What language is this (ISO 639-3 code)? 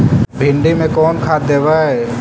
mag